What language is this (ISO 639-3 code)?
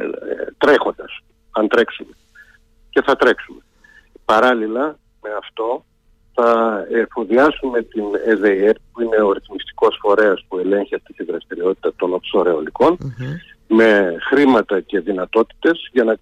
ell